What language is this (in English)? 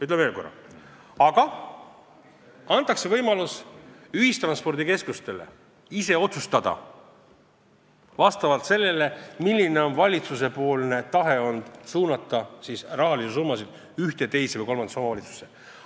Estonian